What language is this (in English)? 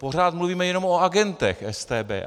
Czech